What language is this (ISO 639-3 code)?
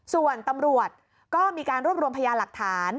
tha